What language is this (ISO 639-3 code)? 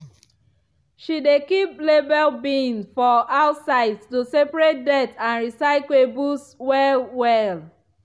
pcm